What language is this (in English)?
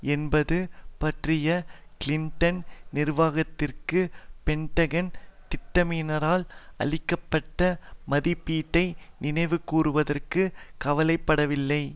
Tamil